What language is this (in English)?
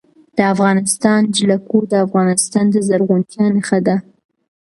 Pashto